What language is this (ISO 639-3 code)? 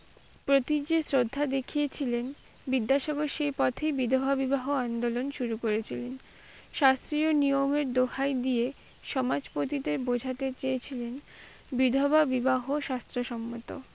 ben